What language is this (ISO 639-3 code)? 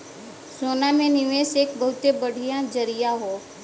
bho